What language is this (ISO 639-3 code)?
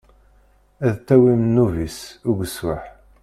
kab